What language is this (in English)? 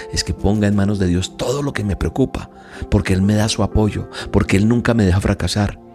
Spanish